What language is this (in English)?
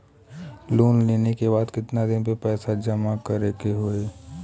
Bhojpuri